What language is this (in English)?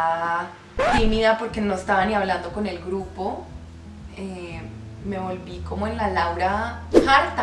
Spanish